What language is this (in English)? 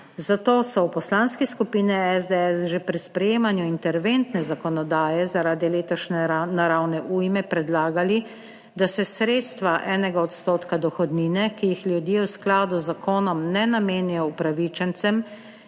Slovenian